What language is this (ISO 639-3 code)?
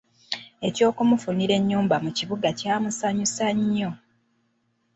lug